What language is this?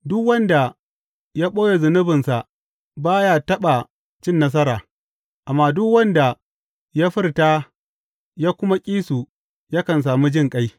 Hausa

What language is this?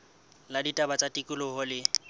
Southern Sotho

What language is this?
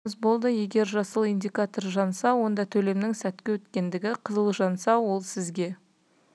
Kazakh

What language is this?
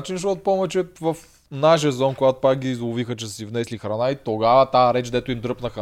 Bulgarian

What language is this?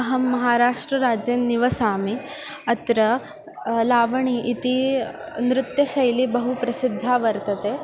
Sanskrit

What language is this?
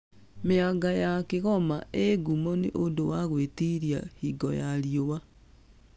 Kikuyu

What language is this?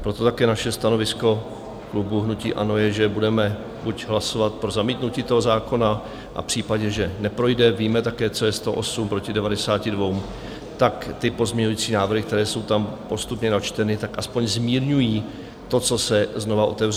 Czech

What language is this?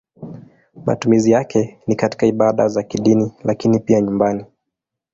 Swahili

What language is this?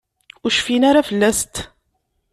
Kabyle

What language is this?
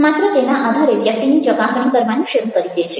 Gujarati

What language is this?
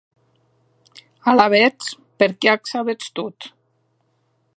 Occitan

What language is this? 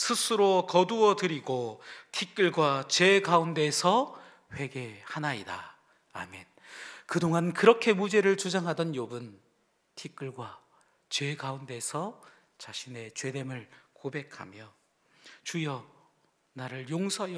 Korean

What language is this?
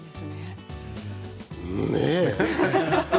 Japanese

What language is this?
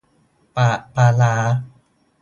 Thai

